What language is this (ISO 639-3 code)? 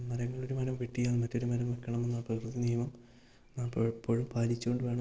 mal